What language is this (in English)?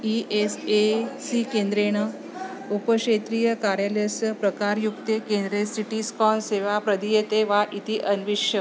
Sanskrit